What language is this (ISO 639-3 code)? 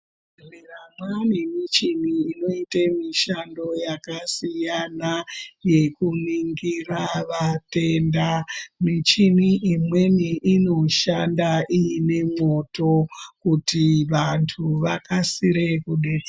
ndc